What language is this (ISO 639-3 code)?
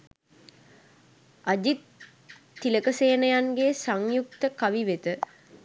sin